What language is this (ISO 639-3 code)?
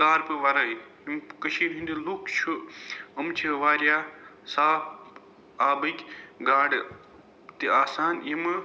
kas